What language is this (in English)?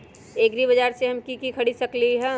Magahi